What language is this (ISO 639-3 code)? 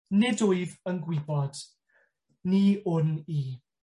cym